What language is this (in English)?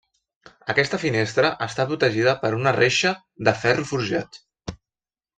Catalan